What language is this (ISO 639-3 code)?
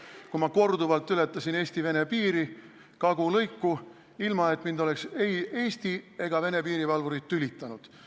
est